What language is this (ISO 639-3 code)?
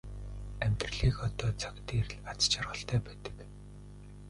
mon